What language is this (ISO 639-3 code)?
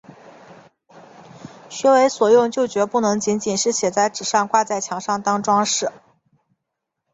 zho